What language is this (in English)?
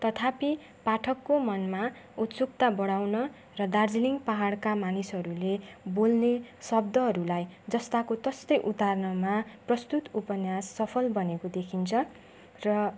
Nepali